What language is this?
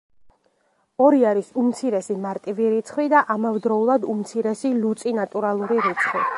Georgian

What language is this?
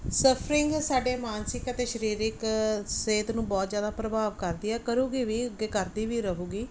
Punjabi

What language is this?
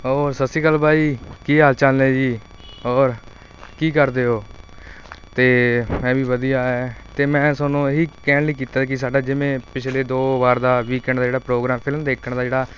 Punjabi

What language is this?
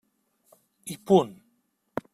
Catalan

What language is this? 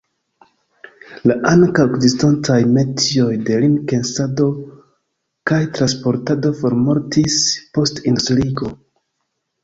Esperanto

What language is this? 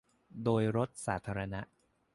Thai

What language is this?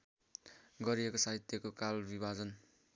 Nepali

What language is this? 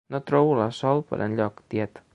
Catalan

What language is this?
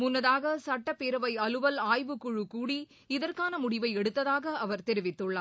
Tamil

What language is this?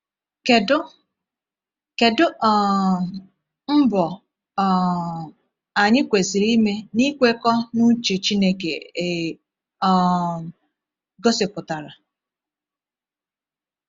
Igbo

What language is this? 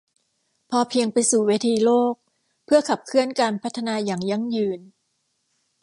Thai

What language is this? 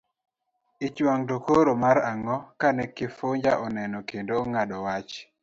Luo (Kenya and Tanzania)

